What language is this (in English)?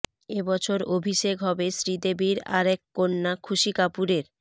Bangla